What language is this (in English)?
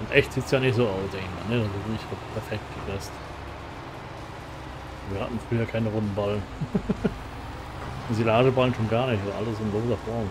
German